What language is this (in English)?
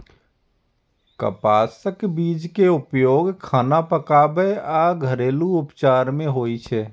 Maithili